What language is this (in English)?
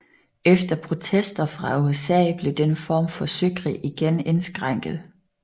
Danish